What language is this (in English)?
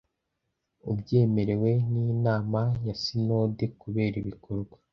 Kinyarwanda